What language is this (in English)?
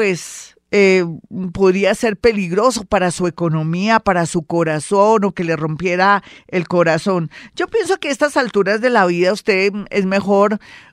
Spanish